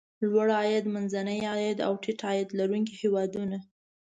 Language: Pashto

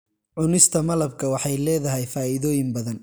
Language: Somali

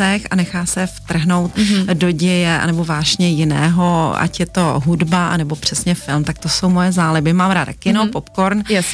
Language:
Czech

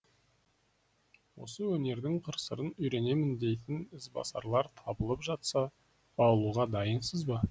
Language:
Kazakh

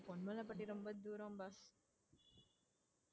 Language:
Tamil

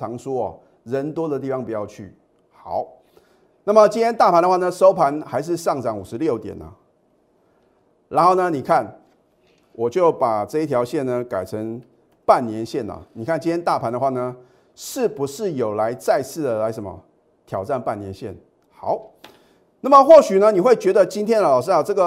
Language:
Chinese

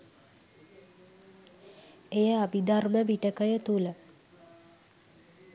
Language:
Sinhala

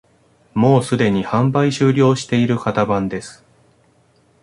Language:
Japanese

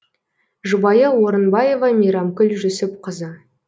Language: Kazakh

